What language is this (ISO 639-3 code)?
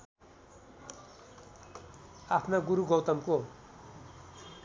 nep